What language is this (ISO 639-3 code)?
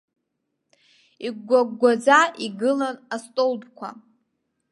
abk